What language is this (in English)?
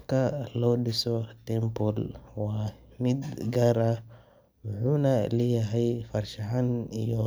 Somali